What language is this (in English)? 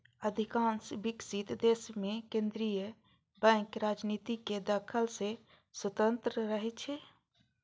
Maithili